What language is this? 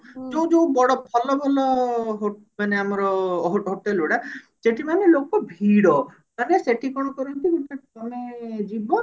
Odia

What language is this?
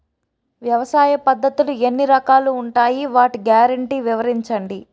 Telugu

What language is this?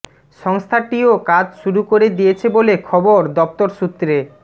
Bangla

